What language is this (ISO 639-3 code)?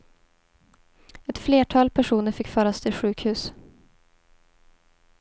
swe